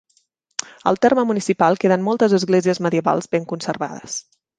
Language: Catalan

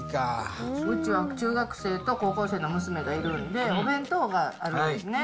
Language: Japanese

